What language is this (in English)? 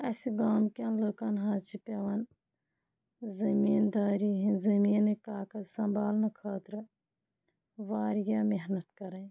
Kashmiri